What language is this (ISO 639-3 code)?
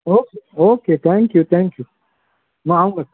urd